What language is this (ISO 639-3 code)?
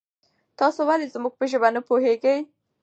pus